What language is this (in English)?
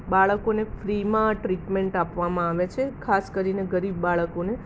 Gujarati